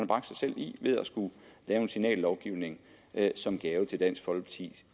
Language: Danish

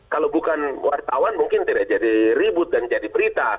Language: Indonesian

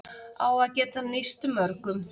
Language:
Icelandic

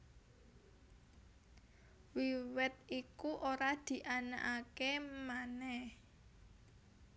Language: Javanese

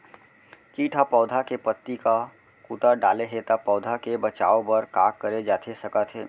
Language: Chhattisgarhi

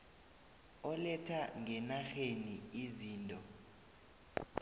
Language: South Ndebele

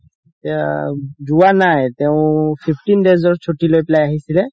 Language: Assamese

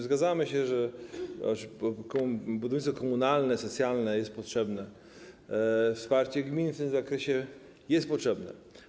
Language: Polish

